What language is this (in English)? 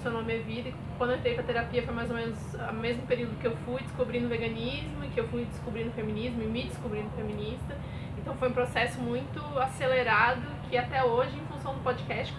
Portuguese